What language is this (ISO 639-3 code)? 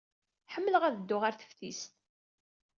kab